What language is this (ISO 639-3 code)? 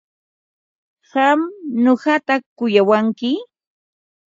qva